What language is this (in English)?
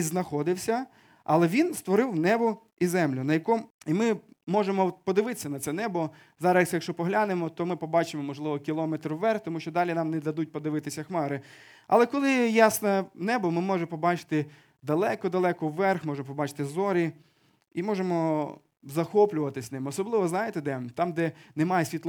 Ukrainian